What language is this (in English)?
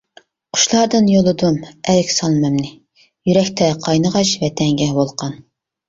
Uyghur